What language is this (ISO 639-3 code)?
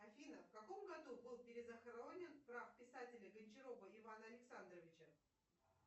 rus